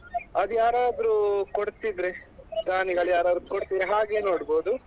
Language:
Kannada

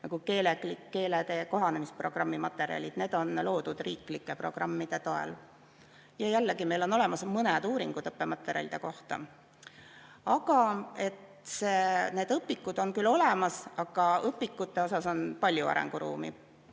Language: Estonian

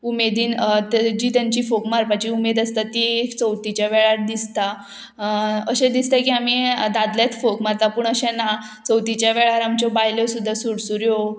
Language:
Konkani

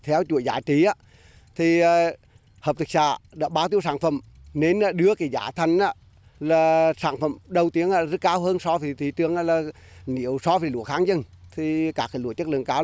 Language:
Vietnamese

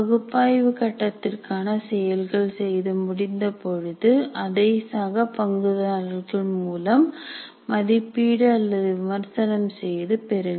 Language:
Tamil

